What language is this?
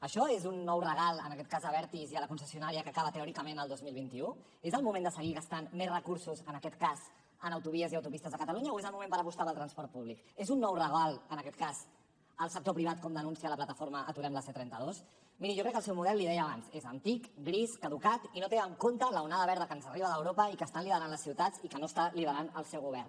Catalan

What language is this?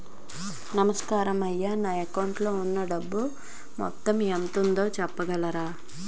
Telugu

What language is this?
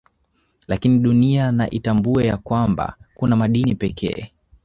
Swahili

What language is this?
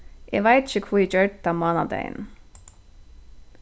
Faroese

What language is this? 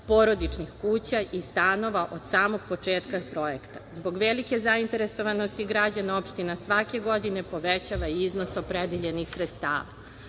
Serbian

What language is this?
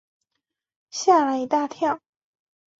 Chinese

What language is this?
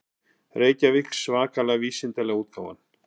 Icelandic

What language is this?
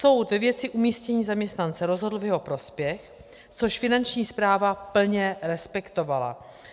Czech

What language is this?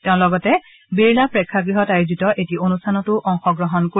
Assamese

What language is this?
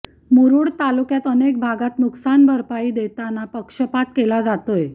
Marathi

